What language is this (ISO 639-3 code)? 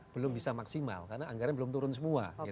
ind